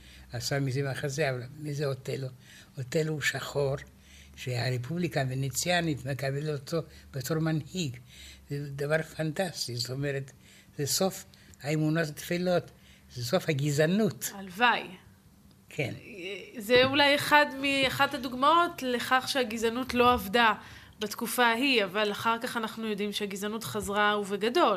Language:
Hebrew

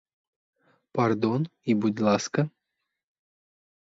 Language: Ukrainian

